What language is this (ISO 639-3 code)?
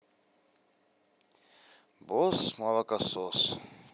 rus